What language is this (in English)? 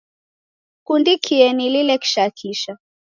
Taita